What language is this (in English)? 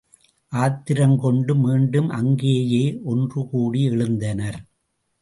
Tamil